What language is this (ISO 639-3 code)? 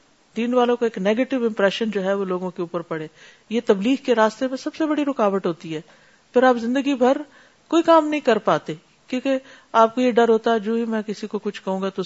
urd